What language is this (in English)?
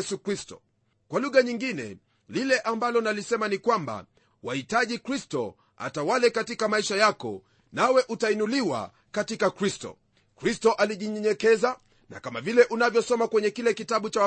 Swahili